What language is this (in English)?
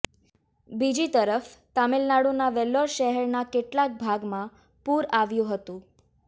Gujarati